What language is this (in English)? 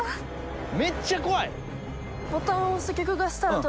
Japanese